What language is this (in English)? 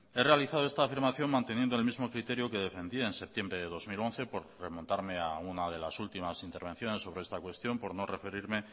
Spanish